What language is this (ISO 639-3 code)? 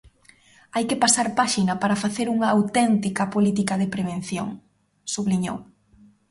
glg